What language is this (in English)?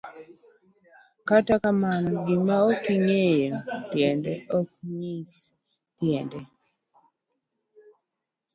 Luo (Kenya and Tanzania)